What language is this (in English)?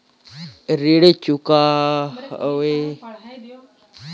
Bhojpuri